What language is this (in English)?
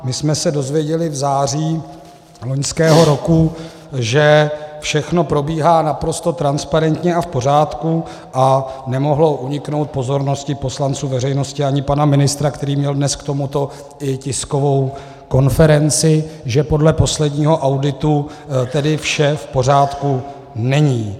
Czech